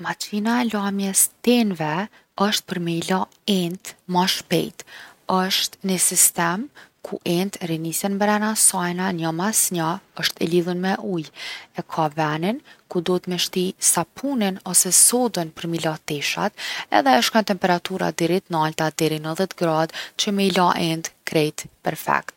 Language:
Gheg Albanian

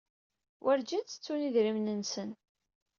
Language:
Kabyle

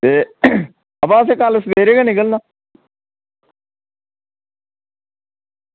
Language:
Dogri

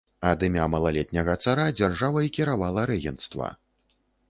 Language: Belarusian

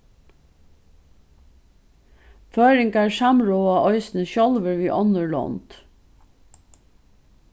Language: Faroese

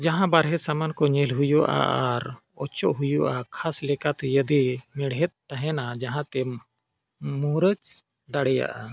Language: Santali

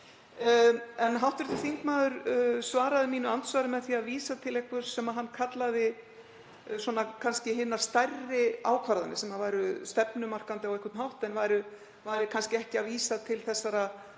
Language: Icelandic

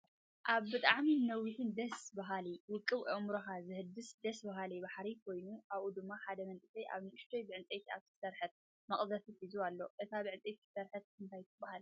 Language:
Tigrinya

